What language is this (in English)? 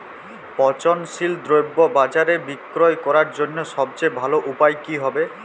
Bangla